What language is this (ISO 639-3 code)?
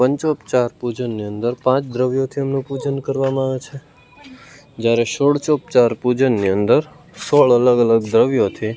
guj